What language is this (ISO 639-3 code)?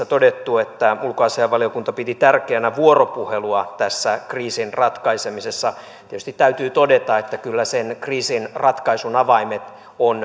fin